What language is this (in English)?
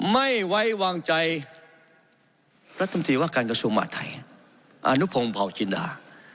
Thai